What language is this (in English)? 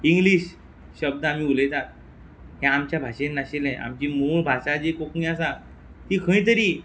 Konkani